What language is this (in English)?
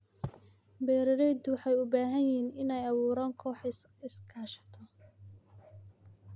Somali